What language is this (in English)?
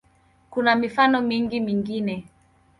Swahili